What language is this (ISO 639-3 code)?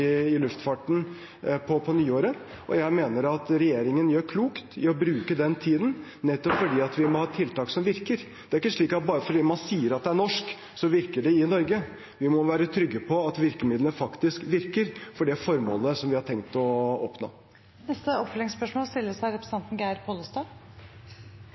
nor